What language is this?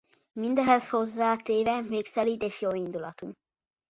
Hungarian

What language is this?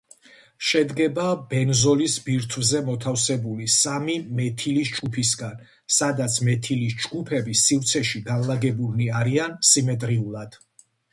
Georgian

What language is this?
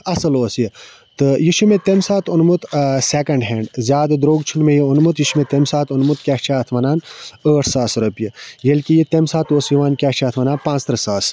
Kashmiri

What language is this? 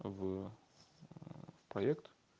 Russian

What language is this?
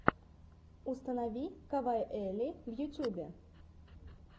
Russian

